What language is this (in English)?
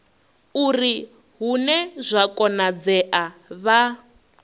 Venda